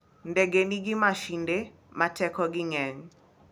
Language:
Luo (Kenya and Tanzania)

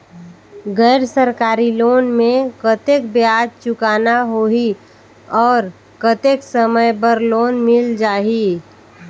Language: Chhattisgarhi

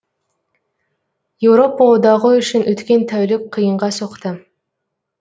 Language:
Kazakh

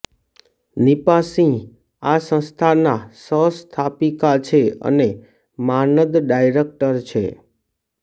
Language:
Gujarati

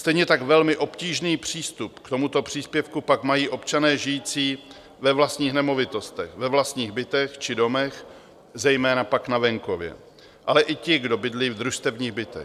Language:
Czech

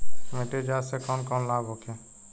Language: Bhojpuri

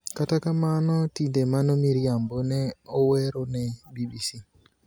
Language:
Luo (Kenya and Tanzania)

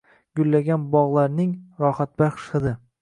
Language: Uzbek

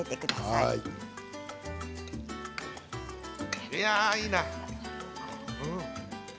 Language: Japanese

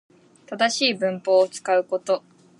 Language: Japanese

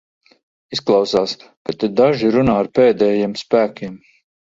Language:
Latvian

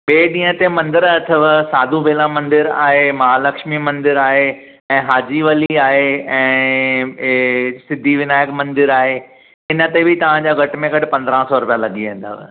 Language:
Sindhi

